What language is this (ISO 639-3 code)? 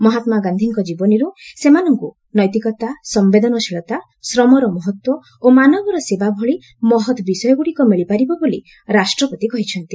ori